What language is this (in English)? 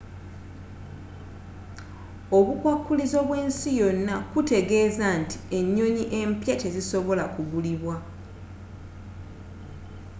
Ganda